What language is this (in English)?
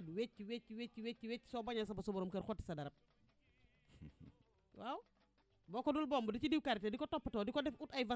Indonesian